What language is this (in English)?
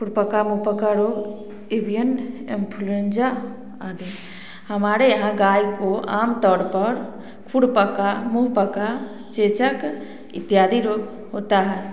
Hindi